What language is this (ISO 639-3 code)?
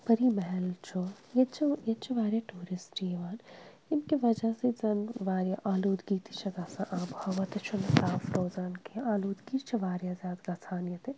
kas